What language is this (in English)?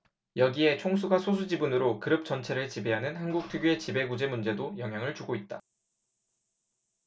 Korean